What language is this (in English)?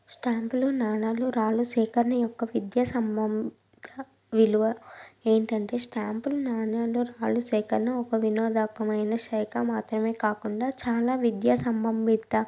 Telugu